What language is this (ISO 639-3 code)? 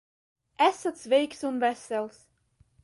lav